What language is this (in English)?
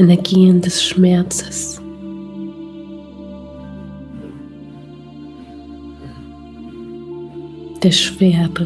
German